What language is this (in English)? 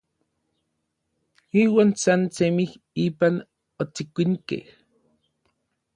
Orizaba Nahuatl